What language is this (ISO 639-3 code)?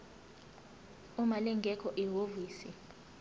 zul